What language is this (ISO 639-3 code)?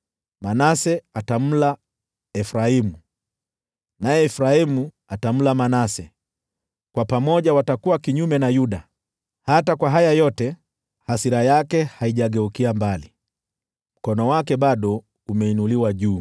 swa